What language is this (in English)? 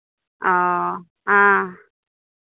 Maithili